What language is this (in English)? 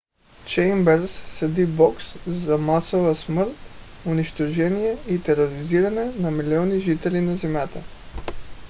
Bulgarian